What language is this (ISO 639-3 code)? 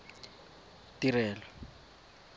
tsn